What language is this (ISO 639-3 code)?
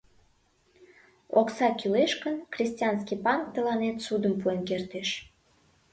chm